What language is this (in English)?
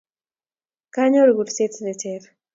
Kalenjin